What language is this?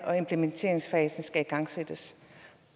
Danish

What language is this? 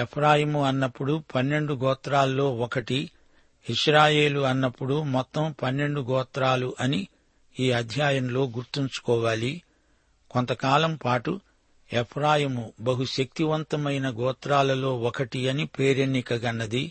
Telugu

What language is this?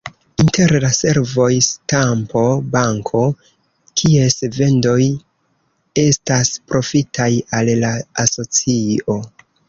Esperanto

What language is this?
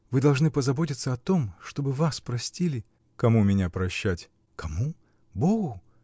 Russian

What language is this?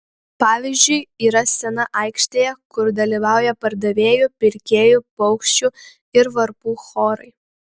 Lithuanian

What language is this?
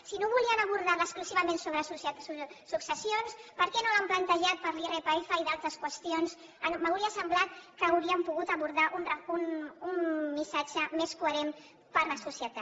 Catalan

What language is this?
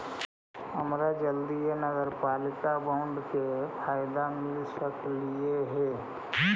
Magahi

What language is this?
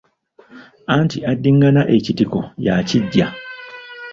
Ganda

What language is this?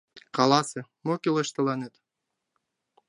Mari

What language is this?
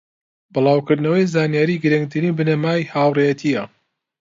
Central Kurdish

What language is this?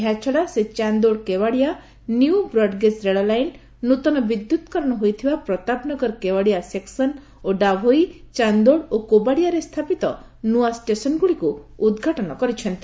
Odia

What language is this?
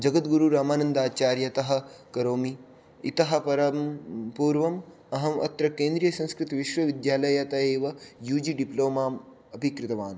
Sanskrit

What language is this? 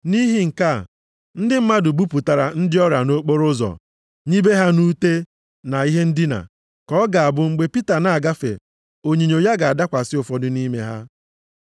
Igbo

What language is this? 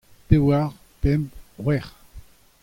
Breton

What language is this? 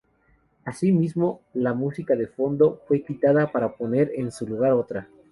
Spanish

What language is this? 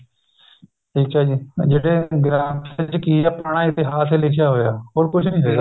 Punjabi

